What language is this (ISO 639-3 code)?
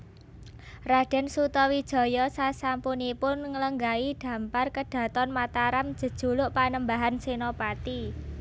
jav